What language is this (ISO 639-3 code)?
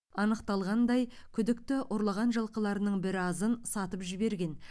kaz